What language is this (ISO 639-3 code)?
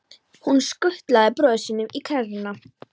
isl